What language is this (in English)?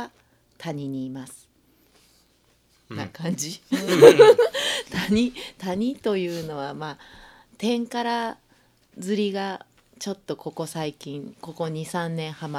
Japanese